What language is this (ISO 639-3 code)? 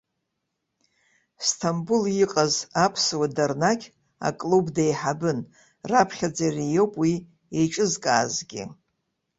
abk